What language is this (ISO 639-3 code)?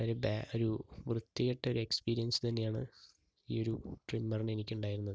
mal